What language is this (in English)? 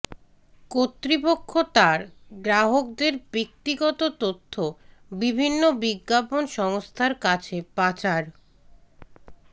Bangla